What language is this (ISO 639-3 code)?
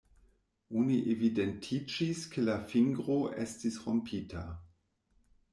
epo